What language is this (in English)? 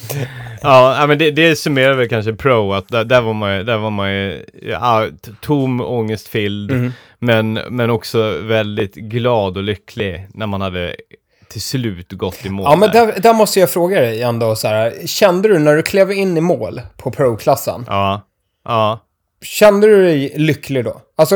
Swedish